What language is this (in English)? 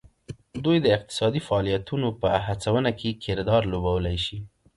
Pashto